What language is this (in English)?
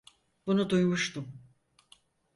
Turkish